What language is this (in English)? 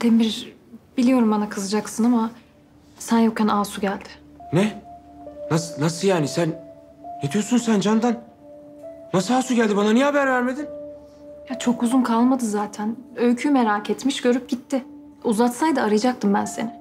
Turkish